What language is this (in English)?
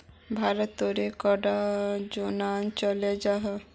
Magahi